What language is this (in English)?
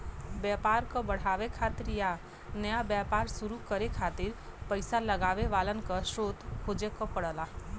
Bhojpuri